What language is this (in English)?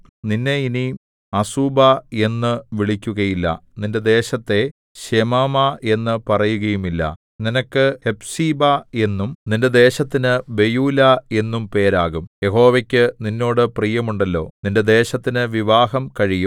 Malayalam